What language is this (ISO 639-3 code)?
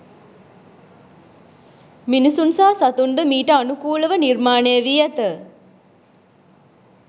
sin